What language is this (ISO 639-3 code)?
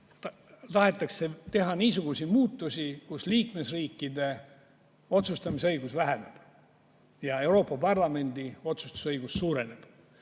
est